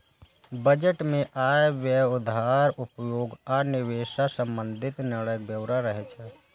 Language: Maithili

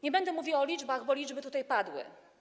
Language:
Polish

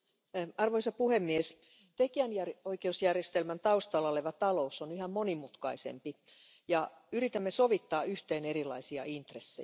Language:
Finnish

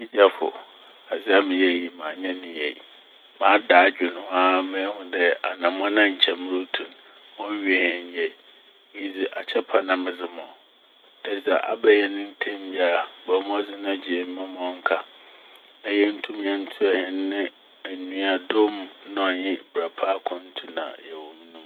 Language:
Akan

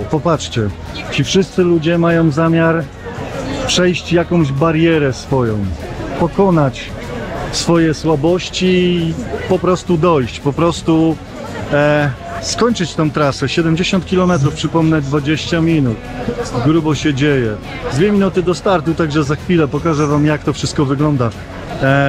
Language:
Polish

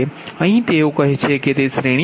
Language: Gujarati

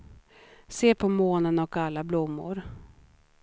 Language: Swedish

